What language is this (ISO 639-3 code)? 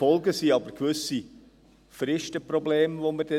gsw